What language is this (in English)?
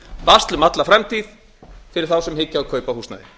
Icelandic